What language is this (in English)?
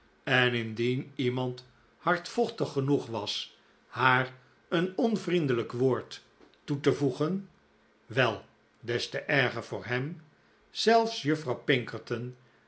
Dutch